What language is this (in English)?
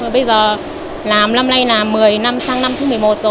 Vietnamese